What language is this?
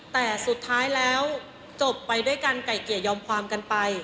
Thai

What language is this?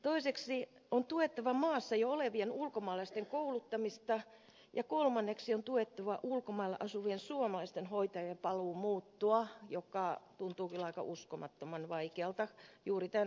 Finnish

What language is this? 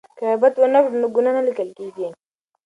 Pashto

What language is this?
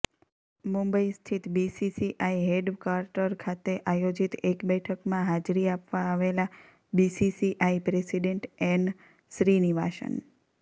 Gujarati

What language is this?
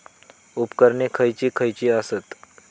Marathi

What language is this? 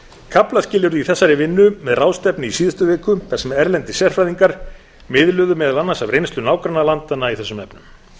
Icelandic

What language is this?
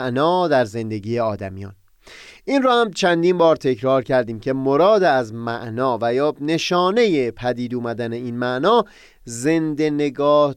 Persian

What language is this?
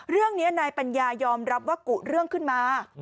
Thai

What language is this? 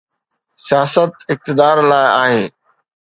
Sindhi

